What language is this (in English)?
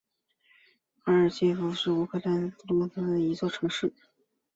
Chinese